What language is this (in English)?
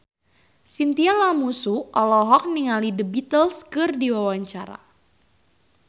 Sundanese